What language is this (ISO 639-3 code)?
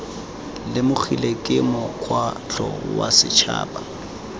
tsn